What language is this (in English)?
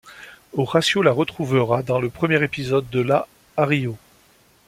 French